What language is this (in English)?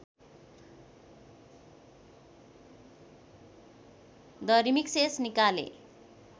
Nepali